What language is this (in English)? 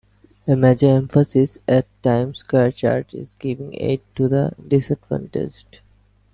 English